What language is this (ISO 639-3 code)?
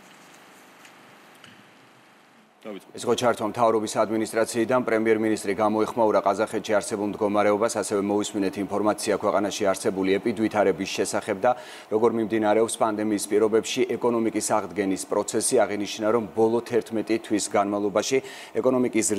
ron